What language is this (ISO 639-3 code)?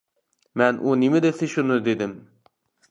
uig